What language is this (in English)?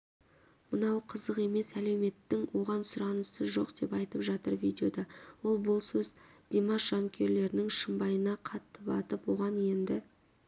Kazakh